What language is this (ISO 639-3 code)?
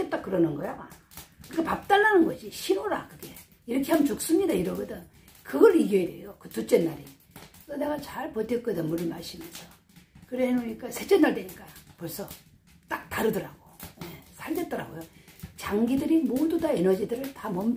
kor